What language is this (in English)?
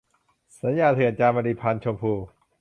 Thai